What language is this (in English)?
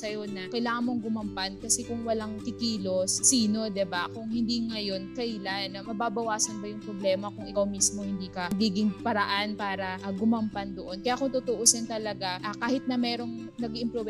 Filipino